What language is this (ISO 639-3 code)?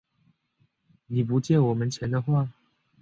zho